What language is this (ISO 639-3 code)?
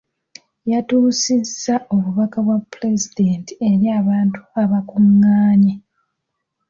lug